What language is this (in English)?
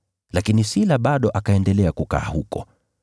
Swahili